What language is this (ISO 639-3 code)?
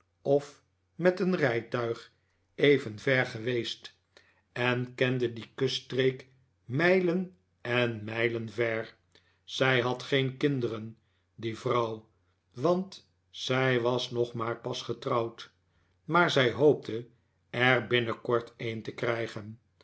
nld